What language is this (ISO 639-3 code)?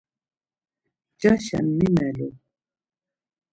lzz